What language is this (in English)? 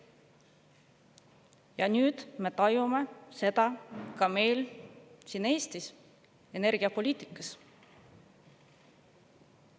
Estonian